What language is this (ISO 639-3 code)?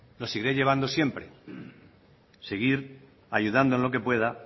spa